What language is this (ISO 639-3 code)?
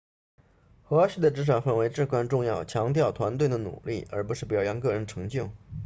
zho